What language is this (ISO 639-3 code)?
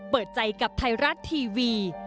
tha